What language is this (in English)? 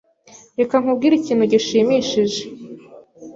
Kinyarwanda